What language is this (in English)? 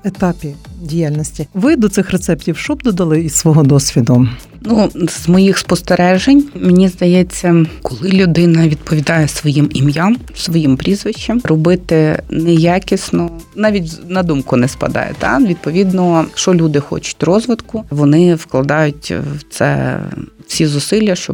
Ukrainian